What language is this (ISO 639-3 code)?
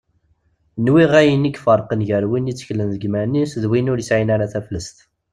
kab